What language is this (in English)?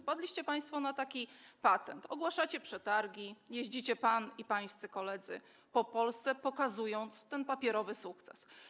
Polish